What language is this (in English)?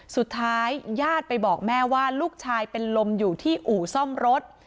Thai